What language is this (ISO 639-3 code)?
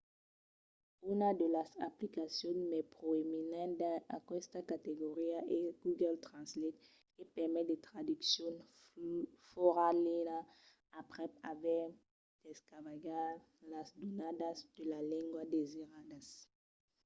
oci